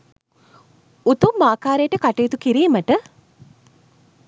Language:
Sinhala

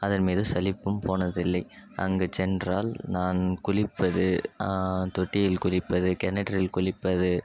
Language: Tamil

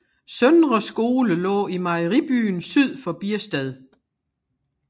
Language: Danish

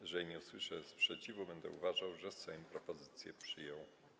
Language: Polish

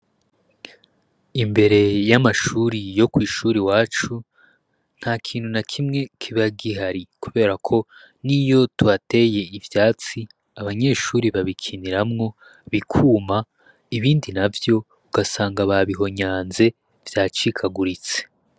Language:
Rundi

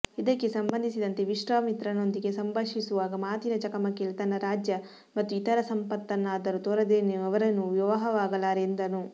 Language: Kannada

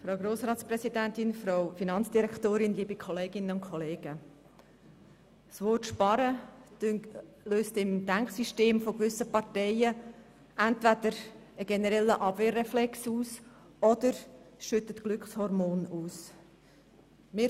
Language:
Swiss German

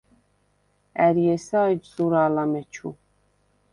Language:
Svan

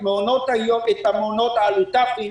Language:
Hebrew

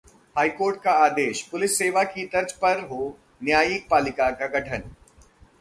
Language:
Hindi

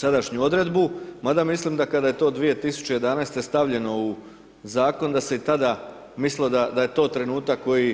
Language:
Croatian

